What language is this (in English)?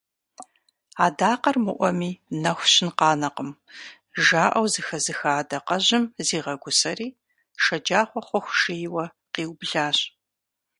Kabardian